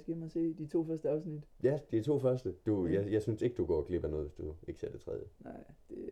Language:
Danish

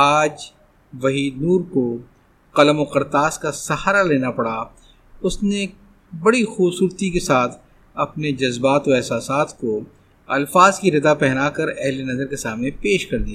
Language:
Urdu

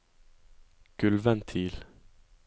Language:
Norwegian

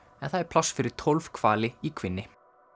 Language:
Icelandic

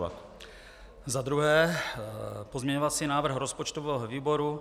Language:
Czech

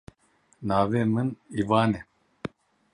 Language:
Kurdish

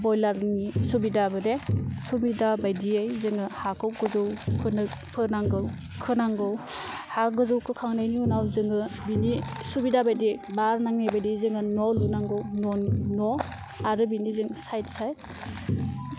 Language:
Bodo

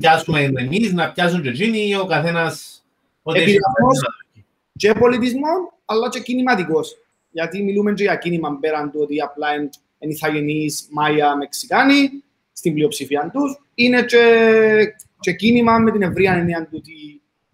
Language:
Greek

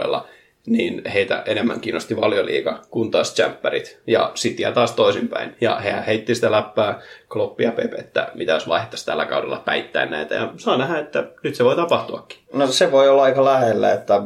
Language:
Finnish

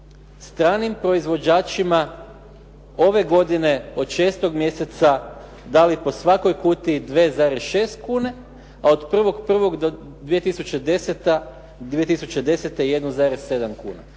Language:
Croatian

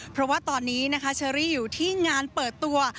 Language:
Thai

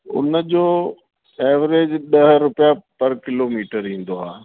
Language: Sindhi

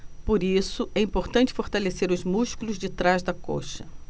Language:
Portuguese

